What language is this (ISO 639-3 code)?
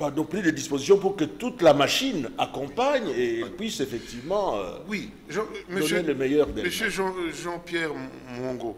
fra